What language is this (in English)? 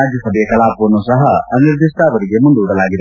Kannada